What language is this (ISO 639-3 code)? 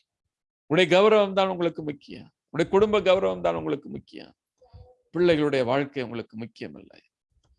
hin